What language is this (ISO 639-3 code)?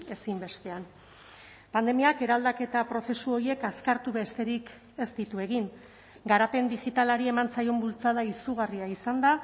eus